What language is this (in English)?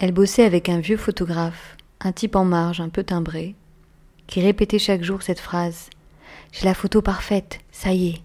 French